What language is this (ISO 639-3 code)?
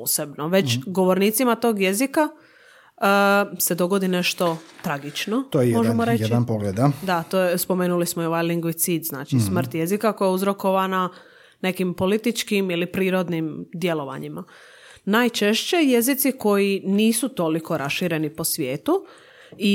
hrv